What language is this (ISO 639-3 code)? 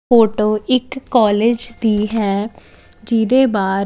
pan